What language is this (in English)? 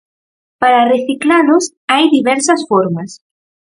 Galician